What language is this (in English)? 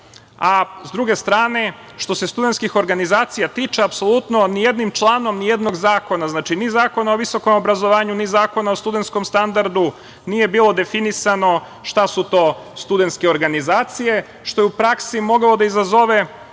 Serbian